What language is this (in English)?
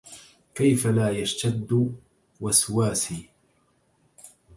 Arabic